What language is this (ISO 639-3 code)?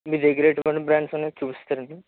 tel